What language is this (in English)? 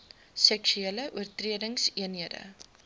Afrikaans